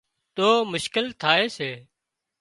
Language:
Wadiyara Koli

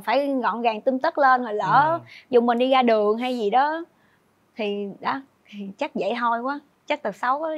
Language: Vietnamese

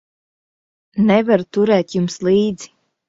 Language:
Latvian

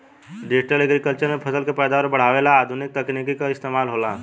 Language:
Bhojpuri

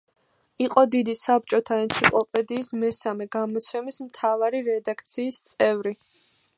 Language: Georgian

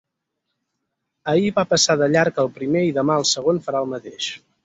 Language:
Catalan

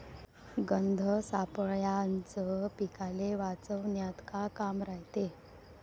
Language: Marathi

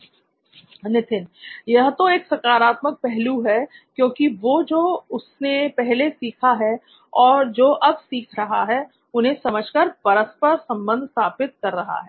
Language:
Hindi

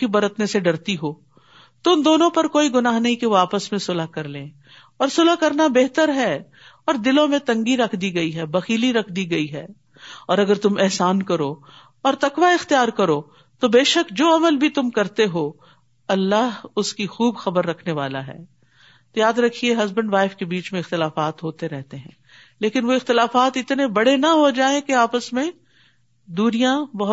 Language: Urdu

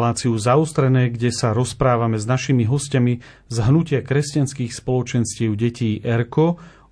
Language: Slovak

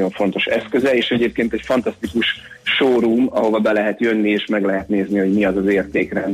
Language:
Hungarian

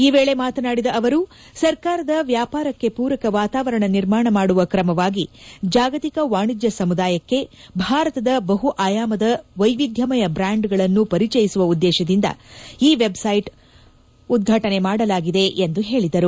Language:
Kannada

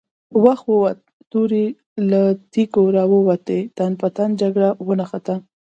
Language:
Pashto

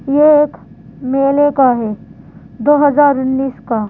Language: Hindi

